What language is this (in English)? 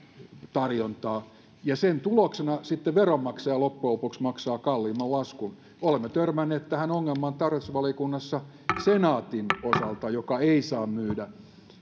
Finnish